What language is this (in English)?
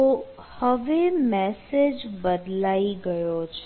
Gujarati